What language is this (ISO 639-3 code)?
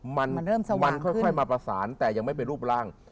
tha